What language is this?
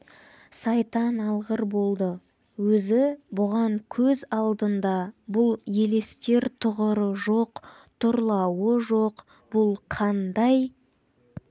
Kazakh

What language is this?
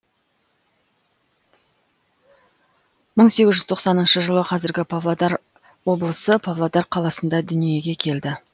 Kazakh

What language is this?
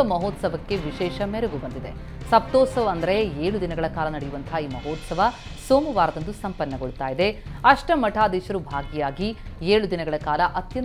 Kannada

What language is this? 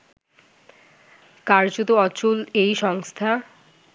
Bangla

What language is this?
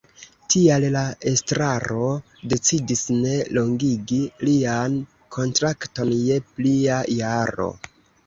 Esperanto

